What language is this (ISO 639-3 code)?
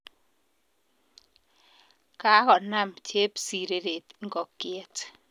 kln